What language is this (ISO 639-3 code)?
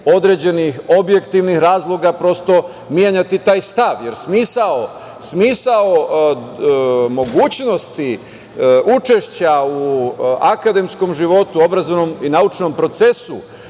srp